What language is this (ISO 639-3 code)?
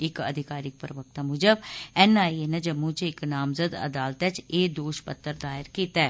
doi